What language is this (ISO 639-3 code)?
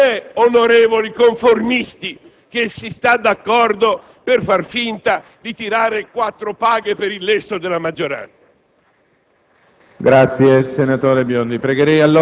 ita